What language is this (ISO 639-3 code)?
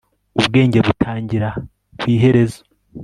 kin